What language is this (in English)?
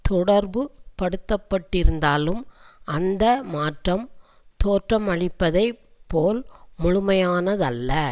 Tamil